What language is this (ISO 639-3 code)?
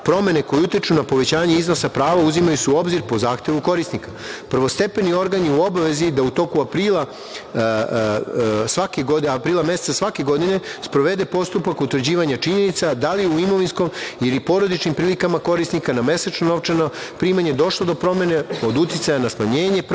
srp